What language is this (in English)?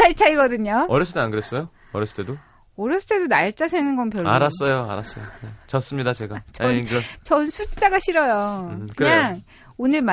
Korean